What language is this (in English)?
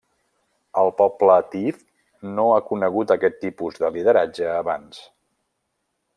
Catalan